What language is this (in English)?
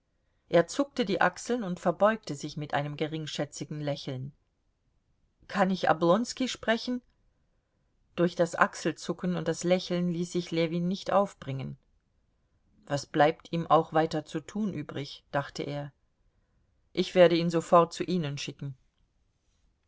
German